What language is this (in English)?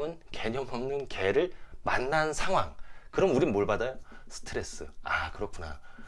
Korean